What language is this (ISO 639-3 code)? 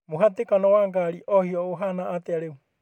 kik